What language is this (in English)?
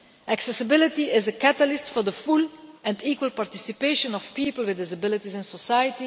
English